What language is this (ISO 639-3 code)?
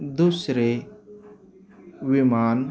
mar